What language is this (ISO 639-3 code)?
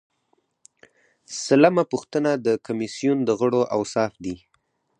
pus